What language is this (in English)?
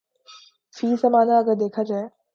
Urdu